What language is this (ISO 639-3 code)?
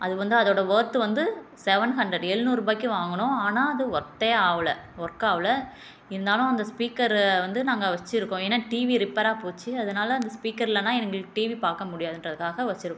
tam